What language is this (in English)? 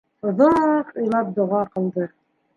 Bashkir